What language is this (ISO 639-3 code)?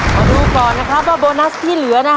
tha